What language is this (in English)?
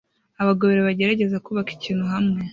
Kinyarwanda